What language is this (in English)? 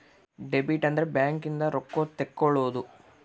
Kannada